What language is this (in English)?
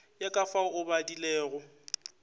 Northern Sotho